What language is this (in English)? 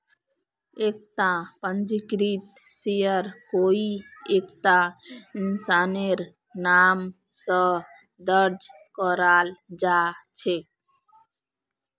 Magahi